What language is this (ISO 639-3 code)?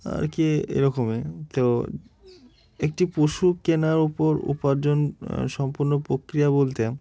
ben